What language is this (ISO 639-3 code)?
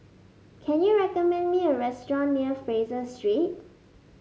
eng